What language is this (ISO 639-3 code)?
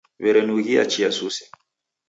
dav